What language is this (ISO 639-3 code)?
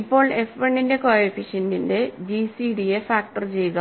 mal